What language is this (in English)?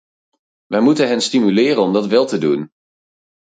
Dutch